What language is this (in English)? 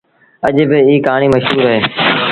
Sindhi Bhil